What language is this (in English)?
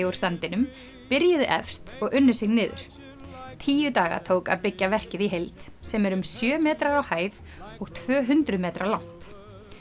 Icelandic